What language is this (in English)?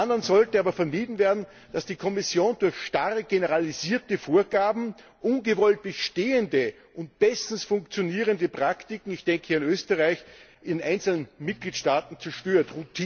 German